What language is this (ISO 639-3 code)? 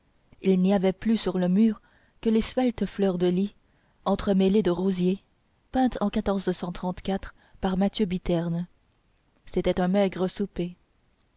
fra